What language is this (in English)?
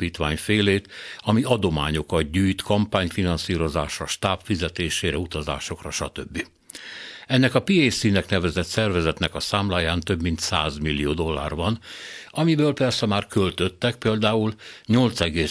Hungarian